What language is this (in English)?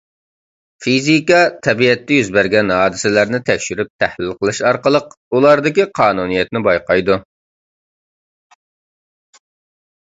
Uyghur